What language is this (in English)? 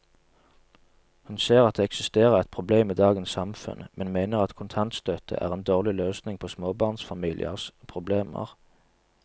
Norwegian